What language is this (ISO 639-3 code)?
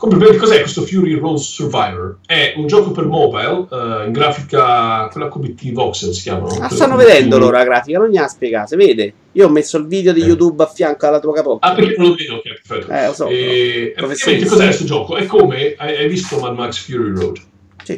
ita